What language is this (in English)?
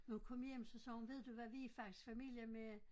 Danish